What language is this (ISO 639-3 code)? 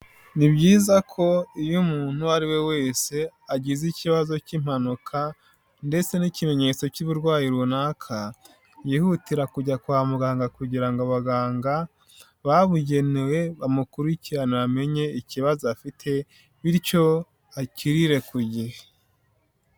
kin